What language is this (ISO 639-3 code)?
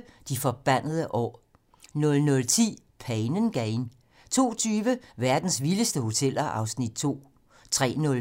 dan